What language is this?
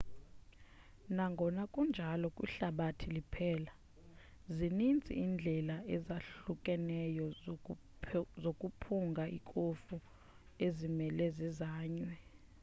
Xhosa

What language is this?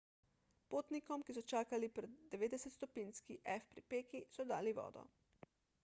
Slovenian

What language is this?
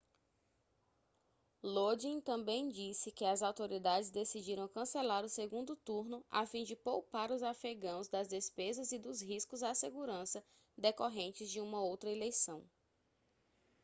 Portuguese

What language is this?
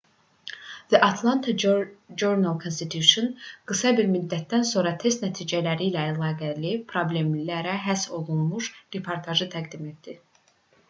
Azerbaijani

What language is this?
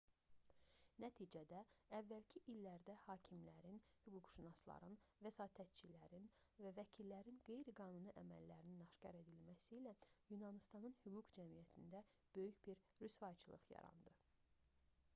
Azerbaijani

